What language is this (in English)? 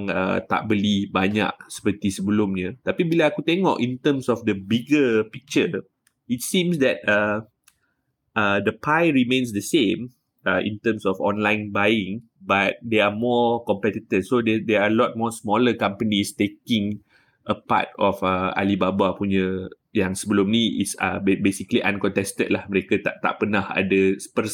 Malay